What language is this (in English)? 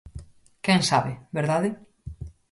Galician